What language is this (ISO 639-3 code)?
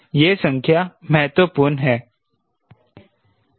hin